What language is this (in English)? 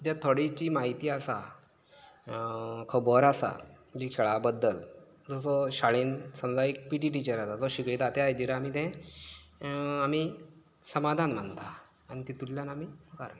Konkani